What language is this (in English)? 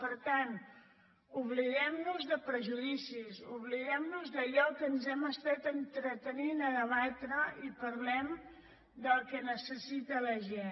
Catalan